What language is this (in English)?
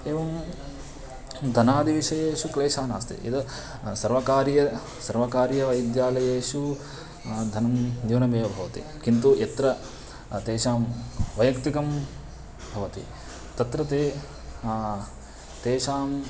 Sanskrit